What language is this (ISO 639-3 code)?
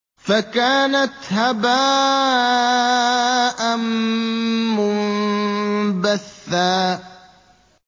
ara